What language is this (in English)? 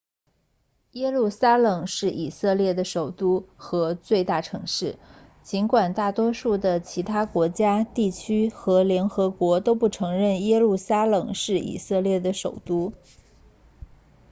Chinese